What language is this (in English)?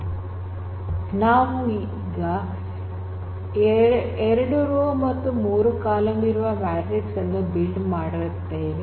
Kannada